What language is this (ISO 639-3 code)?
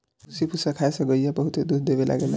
bho